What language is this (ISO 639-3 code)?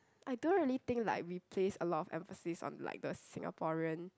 eng